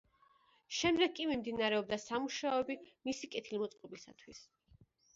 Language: Georgian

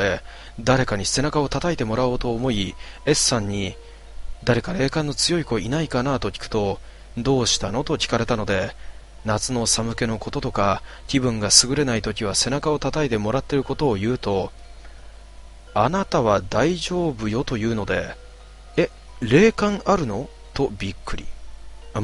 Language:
Japanese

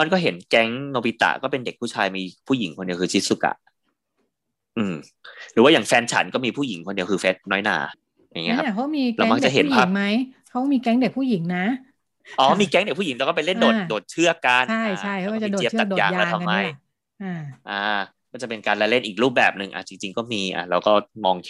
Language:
Thai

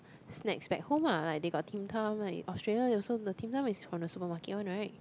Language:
English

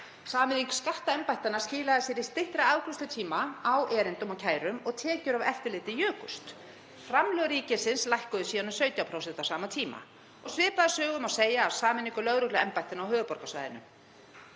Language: Icelandic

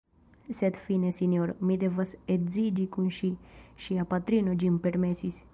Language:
Esperanto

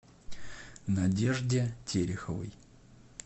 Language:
Russian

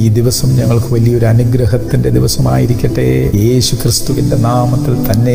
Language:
Arabic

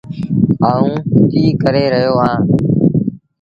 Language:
Sindhi Bhil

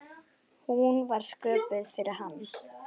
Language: Icelandic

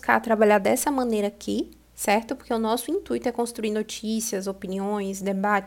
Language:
Portuguese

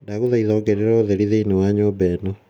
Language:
Kikuyu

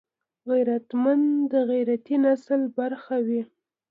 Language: Pashto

